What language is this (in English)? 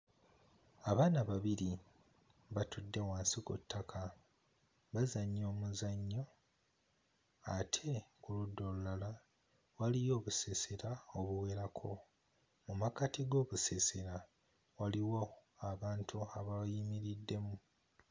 Ganda